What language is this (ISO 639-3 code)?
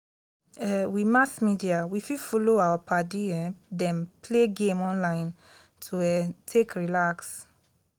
pcm